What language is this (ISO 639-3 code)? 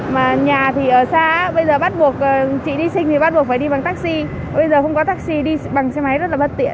vie